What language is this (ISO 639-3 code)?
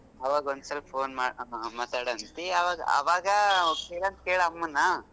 kan